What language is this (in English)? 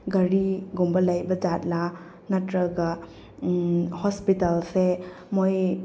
Manipuri